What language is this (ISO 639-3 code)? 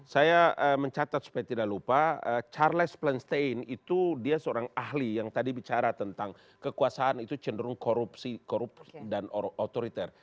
ind